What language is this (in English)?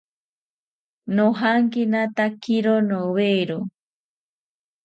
South Ucayali Ashéninka